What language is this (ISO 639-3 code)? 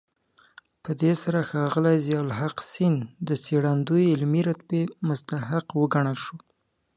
pus